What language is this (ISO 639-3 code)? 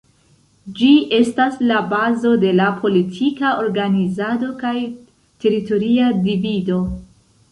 epo